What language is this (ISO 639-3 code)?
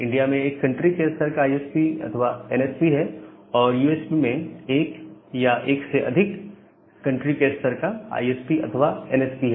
hin